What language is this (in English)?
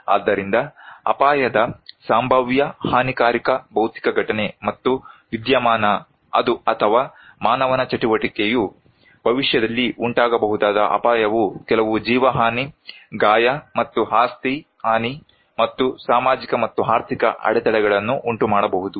Kannada